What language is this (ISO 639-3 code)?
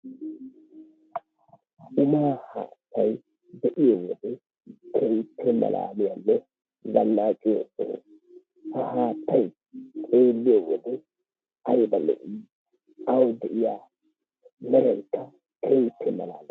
wal